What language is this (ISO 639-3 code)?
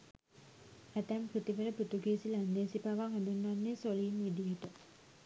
sin